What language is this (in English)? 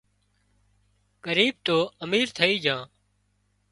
Wadiyara Koli